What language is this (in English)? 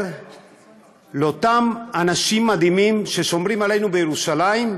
Hebrew